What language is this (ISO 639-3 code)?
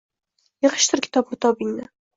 uzb